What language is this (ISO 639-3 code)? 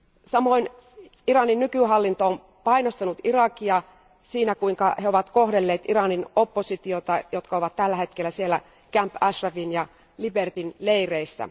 fin